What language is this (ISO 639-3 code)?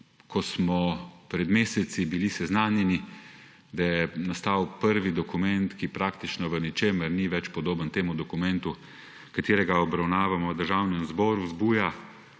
slv